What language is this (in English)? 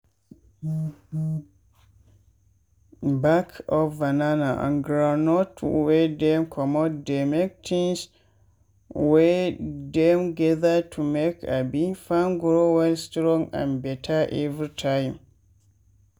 Nigerian Pidgin